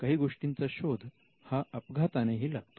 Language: Marathi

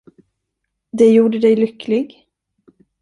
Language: Swedish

